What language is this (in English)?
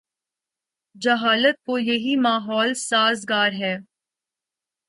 Urdu